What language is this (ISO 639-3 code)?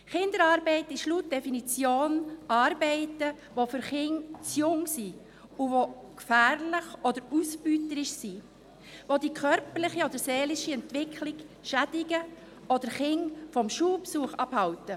gsw